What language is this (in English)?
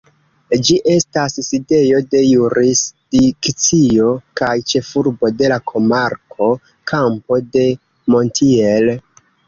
Esperanto